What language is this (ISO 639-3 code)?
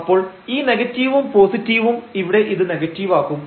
mal